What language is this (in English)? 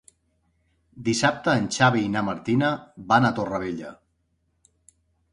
Catalan